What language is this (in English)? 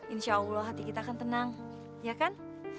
Indonesian